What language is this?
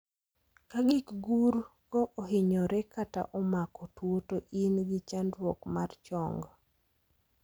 Luo (Kenya and Tanzania)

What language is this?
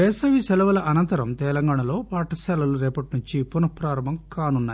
Telugu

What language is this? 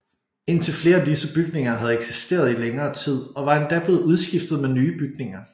Danish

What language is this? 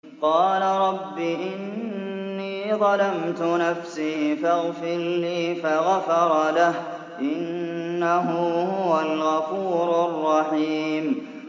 Arabic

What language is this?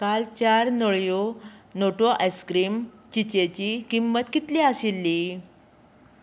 Konkani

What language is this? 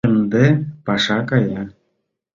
Mari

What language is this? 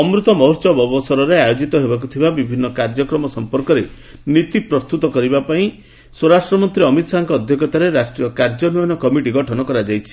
Odia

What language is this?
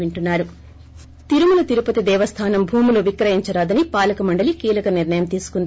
Telugu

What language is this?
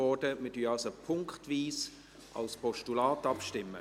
Swiss German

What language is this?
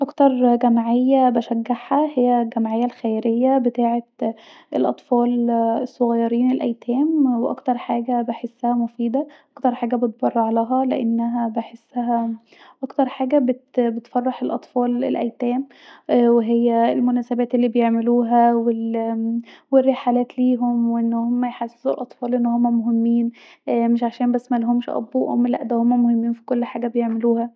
Egyptian Arabic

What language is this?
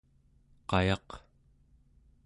Central Yupik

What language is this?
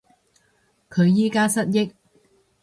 Cantonese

